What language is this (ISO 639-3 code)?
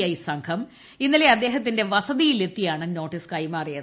mal